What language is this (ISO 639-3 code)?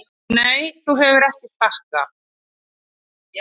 isl